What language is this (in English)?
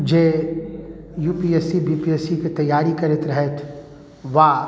Maithili